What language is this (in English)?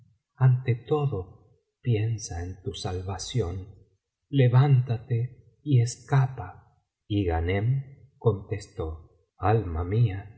Spanish